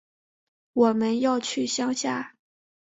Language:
Chinese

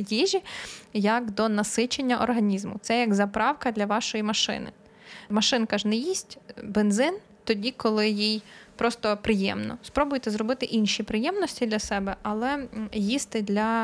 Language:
Ukrainian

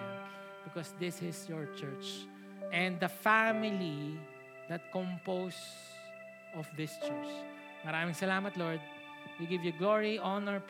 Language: Filipino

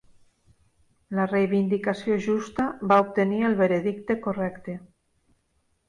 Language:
Catalan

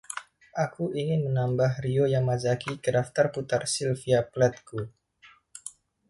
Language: Indonesian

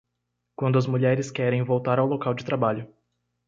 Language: Portuguese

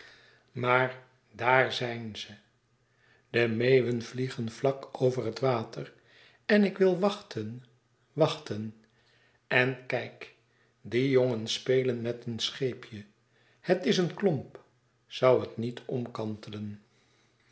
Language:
Dutch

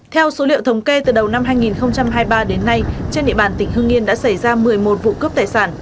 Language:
Vietnamese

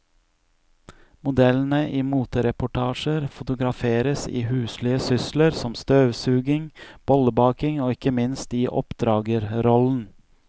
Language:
Norwegian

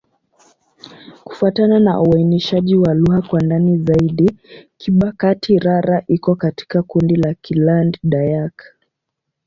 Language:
Swahili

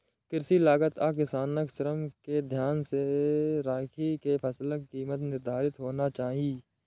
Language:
Maithili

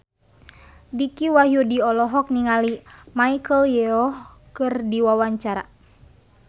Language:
Sundanese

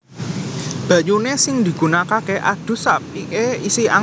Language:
Javanese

